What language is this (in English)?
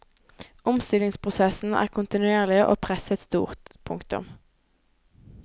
Norwegian